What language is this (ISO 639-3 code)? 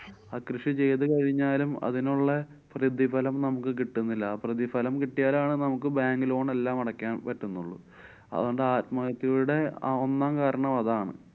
mal